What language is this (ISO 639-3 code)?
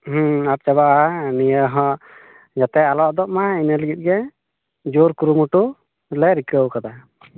sat